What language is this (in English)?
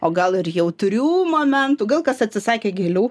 Lithuanian